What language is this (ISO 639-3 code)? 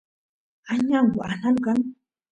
qus